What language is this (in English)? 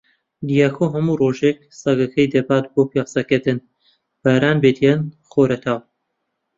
Central Kurdish